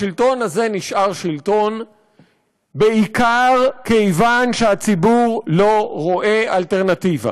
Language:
Hebrew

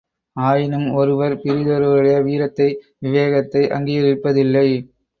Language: Tamil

